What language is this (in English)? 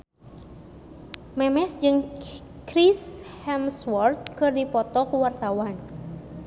Sundanese